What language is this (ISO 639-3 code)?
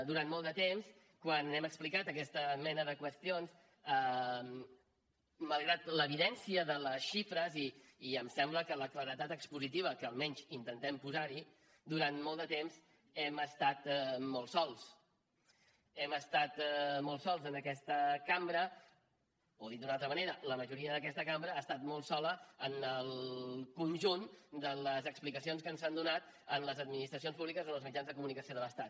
cat